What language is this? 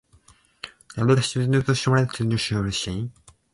Japanese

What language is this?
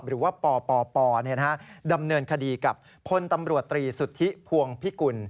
Thai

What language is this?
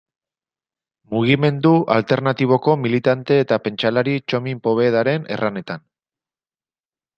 Basque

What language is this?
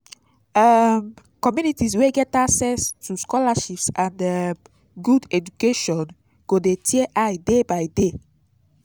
Nigerian Pidgin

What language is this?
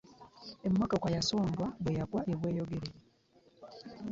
Ganda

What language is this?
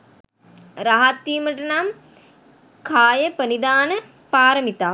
Sinhala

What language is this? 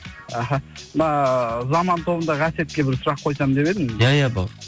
Kazakh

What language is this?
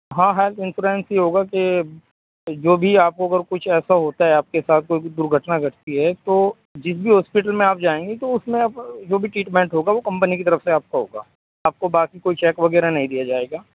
Urdu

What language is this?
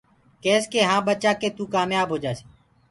Gurgula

